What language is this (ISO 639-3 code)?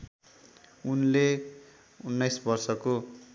nep